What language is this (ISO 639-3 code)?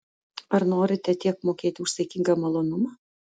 lit